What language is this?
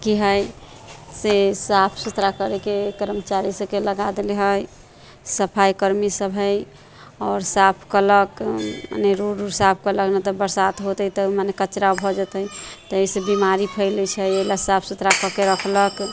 Maithili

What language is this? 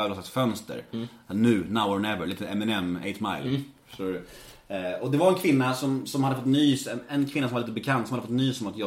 Swedish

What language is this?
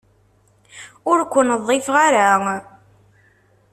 Kabyle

